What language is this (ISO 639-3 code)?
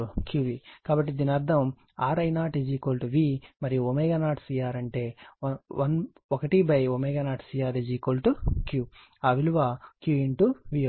tel